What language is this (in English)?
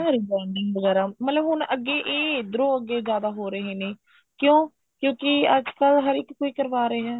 Punjabi